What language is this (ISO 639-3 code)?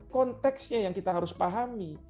ind